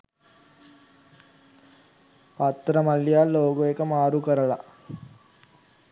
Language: Sinhala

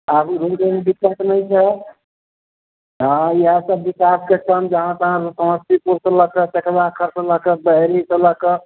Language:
Maithili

